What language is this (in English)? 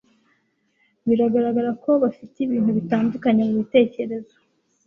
Kinyarwanda